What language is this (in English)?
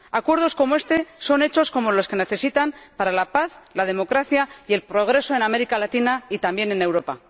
Spanish